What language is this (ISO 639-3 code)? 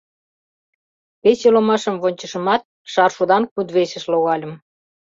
chm